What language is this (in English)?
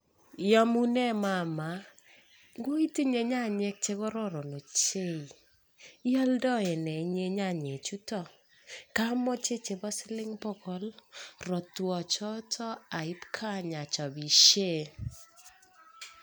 Kalenjin